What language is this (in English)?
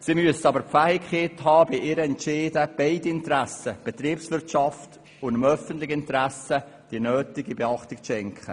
Swiss German